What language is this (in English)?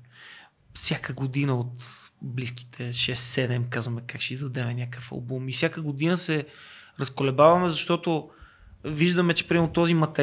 Bulgarian